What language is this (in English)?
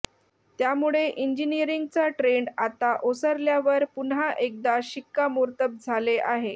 Marathi